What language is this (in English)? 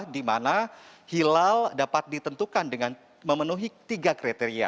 Indonesian